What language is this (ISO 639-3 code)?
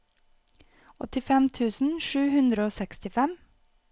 nor